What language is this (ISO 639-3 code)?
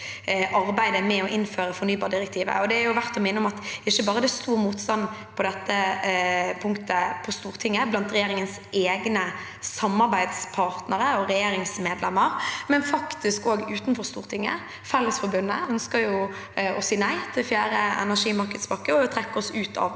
nor